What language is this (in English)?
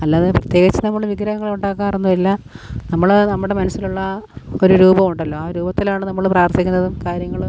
Malayalam